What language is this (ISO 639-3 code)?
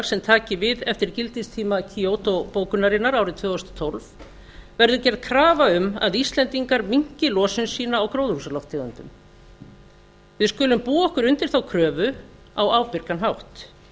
isl